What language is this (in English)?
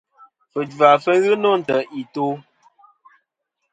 Kom